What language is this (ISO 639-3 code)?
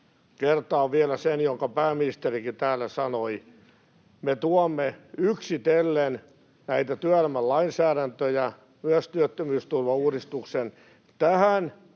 fin